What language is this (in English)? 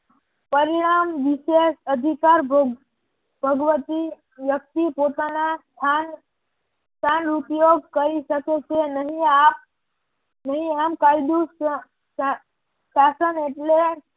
Gujarati